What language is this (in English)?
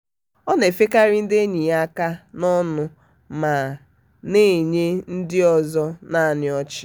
Igbo